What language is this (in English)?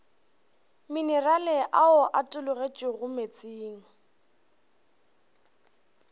Northern Sotho